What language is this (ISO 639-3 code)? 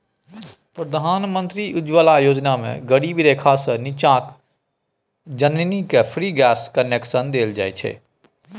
mai